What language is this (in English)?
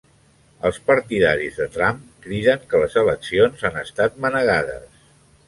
Catalan